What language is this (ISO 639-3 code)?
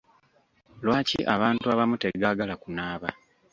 lug